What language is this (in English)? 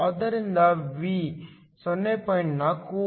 Kannada